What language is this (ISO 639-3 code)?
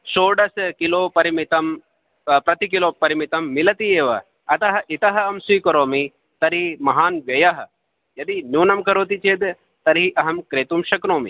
san